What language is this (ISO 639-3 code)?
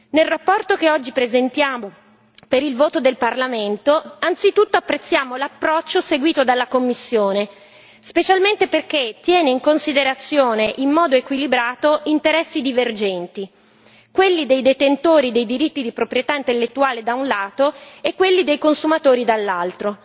ita